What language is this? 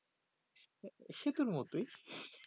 Bangla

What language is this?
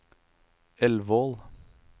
Norwegian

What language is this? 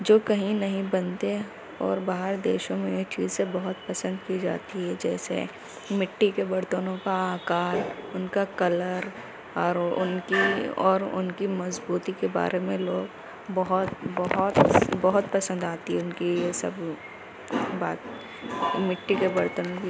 Urdu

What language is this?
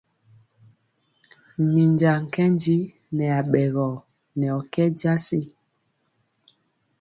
Mpiemo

